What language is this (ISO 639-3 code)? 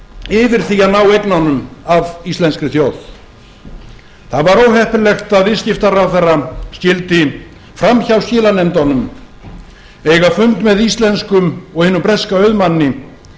isl